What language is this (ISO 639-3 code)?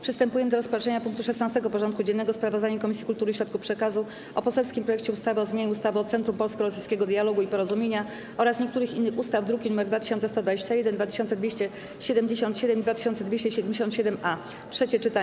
pol